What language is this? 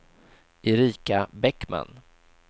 Swedish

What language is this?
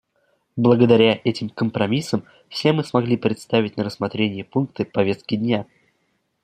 Russian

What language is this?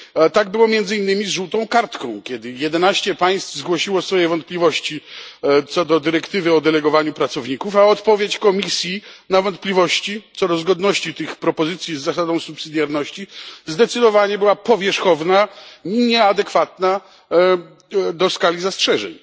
Polish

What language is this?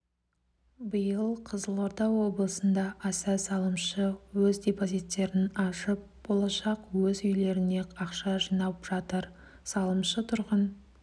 Kazakh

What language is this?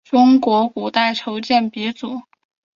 Chinese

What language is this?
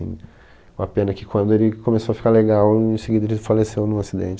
Portuguese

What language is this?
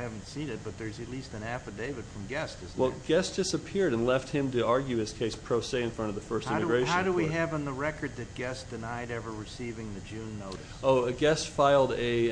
English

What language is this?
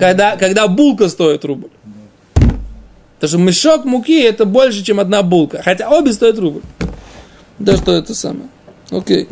Russian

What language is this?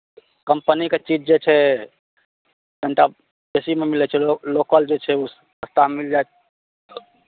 Maithili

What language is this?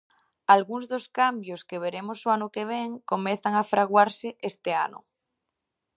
Galician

